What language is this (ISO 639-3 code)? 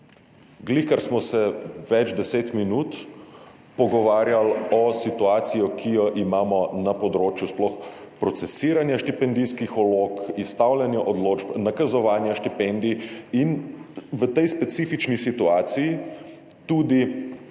slv